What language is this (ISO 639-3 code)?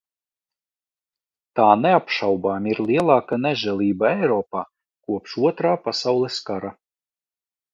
lav